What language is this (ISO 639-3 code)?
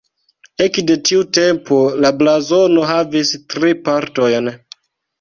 epo